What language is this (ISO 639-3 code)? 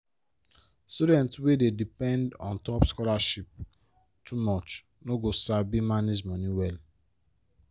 pcm